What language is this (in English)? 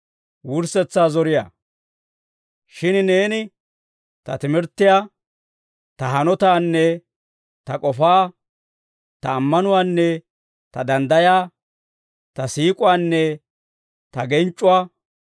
Dawro